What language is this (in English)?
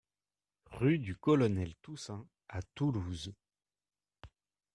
French